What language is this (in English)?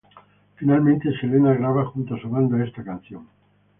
Spanish